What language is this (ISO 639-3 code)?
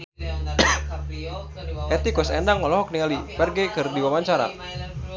sun